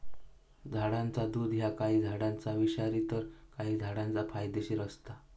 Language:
Marathi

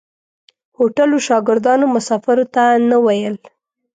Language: Pashto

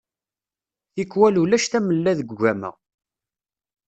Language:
Kabyle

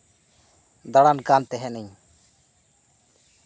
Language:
Santali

